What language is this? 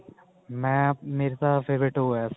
Punjabi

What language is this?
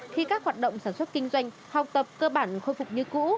Vietnamese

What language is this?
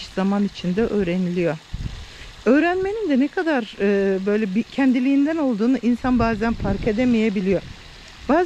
Turkish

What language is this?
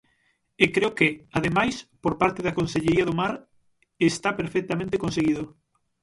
Galician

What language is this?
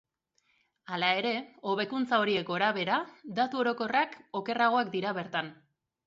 Basque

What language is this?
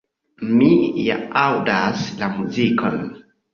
Esperanto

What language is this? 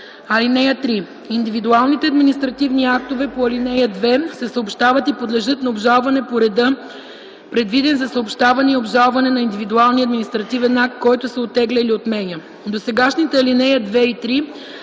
Bulgarian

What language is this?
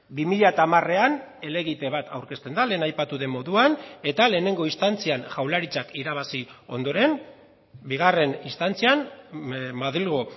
Basque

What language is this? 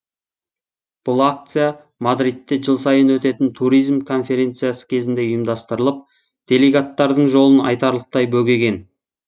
Kazakh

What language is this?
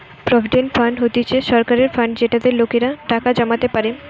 Bangla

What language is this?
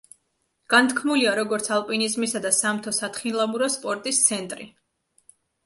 Georgian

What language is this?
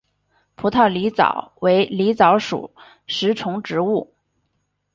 Chinese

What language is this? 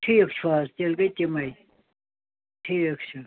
Kashmiri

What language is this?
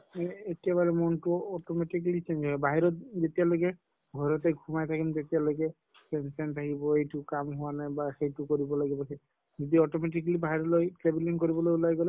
Assamese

